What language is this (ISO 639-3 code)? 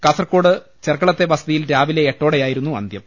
mal